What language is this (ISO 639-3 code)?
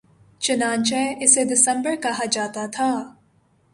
urd